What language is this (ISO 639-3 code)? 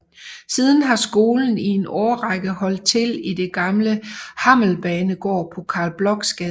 dan